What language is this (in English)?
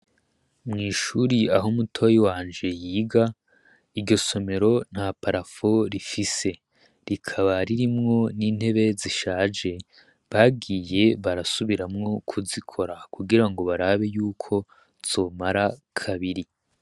Rundi